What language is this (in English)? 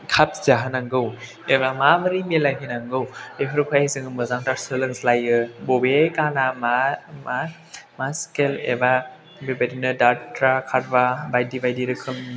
Bodo